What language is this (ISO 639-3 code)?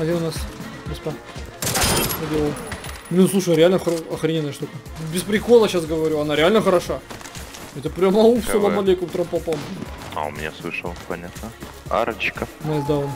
rus